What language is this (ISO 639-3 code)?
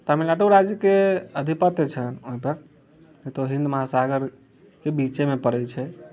mai